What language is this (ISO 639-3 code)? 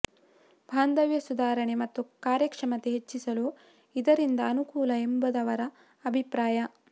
kan